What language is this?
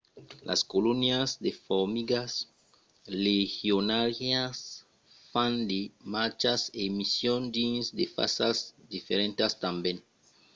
Occitan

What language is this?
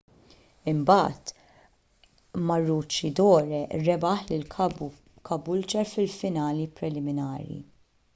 Maltese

